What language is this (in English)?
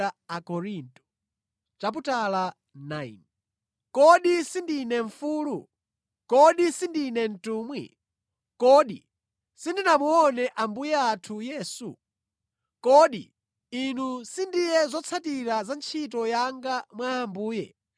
Nyanja